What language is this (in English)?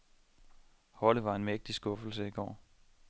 Danish